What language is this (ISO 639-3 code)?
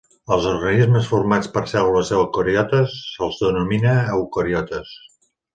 cat